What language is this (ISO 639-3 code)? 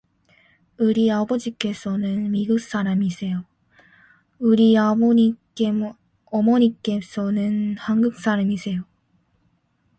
kor